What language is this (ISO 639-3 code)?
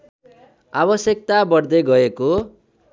nep